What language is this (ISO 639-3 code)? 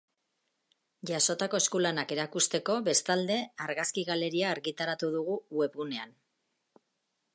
eus